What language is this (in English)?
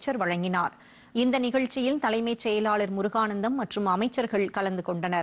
Romanian